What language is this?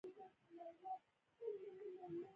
Pashto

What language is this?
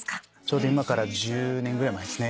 Japanese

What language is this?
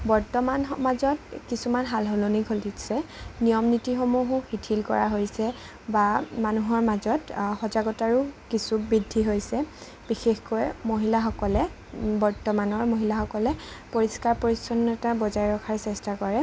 Assamese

